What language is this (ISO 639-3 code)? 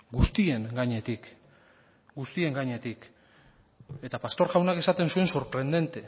eus